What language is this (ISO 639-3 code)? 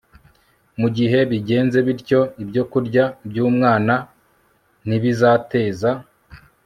kin